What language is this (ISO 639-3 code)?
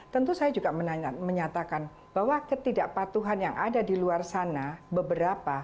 ind